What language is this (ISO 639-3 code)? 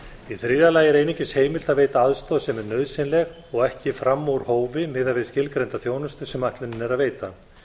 isl